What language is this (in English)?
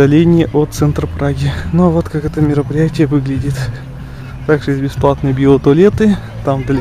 Russian